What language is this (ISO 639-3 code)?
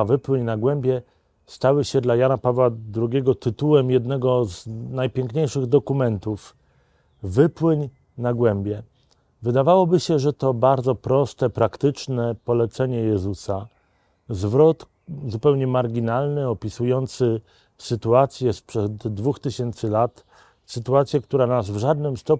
pol